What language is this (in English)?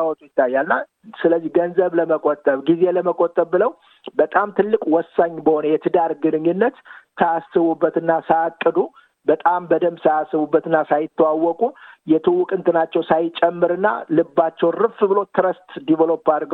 Amharic